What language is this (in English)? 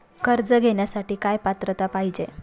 Marathi